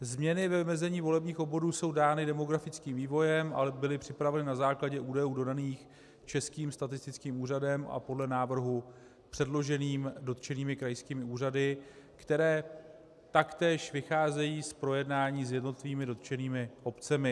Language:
Czech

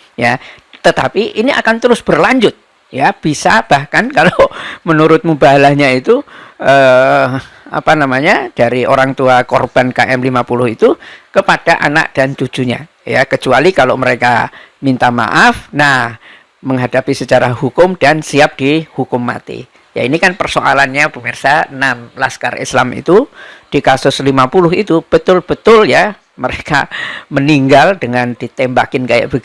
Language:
Indonesian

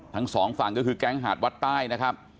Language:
Thai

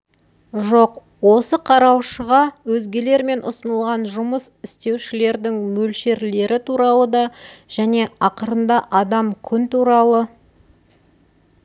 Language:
Kazakh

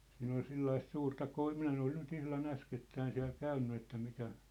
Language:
Finnish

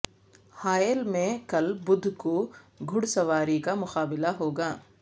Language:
Urdu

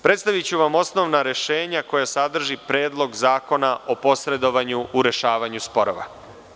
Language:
Serbian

